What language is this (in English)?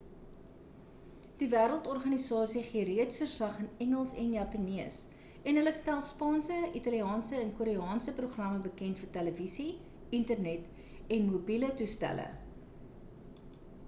Afrikaans